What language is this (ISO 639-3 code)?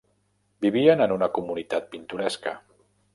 cat